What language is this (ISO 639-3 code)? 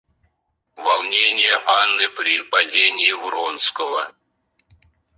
rus